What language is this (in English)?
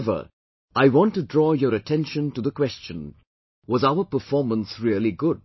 English